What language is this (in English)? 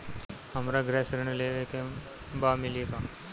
Bhojpuri